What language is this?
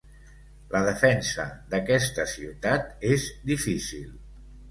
Catalan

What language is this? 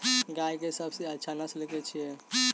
Maithili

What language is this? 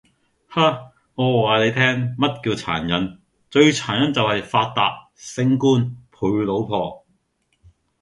Cantonese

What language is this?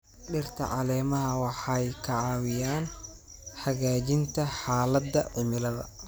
Somali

